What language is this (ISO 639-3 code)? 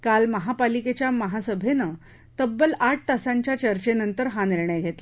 mar